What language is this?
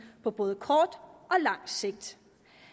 Danish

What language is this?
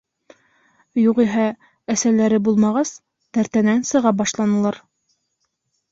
Bashkir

